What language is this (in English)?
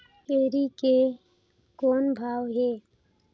Chhattisgarhi